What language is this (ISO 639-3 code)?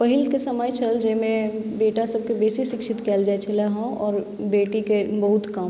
mai